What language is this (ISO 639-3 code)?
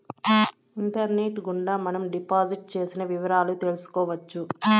tel